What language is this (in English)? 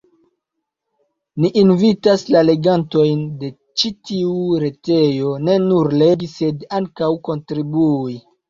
Esperanto